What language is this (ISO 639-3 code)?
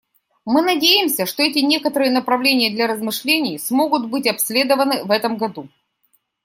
rus